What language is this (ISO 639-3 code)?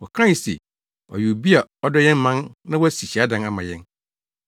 aka